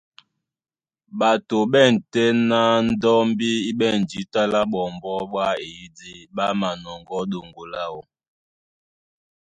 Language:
Duala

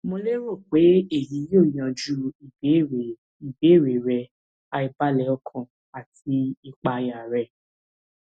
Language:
Yoruba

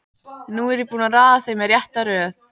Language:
Icelandic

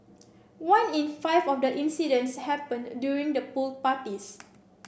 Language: English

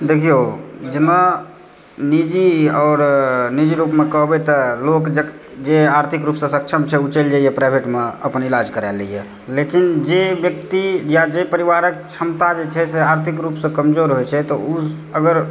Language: Maithili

